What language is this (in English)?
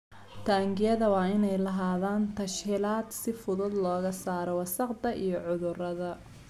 Somali